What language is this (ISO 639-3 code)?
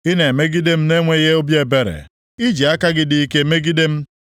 ibo